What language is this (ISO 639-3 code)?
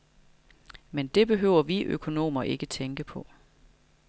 dan